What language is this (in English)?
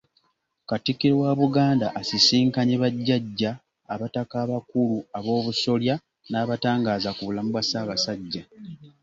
Ganda